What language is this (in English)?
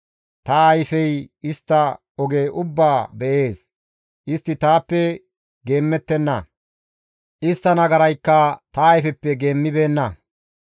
Gamo